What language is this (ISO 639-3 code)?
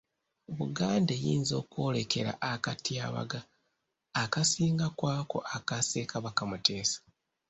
lug